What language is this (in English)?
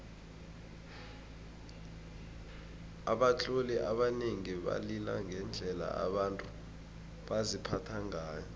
South Ndebele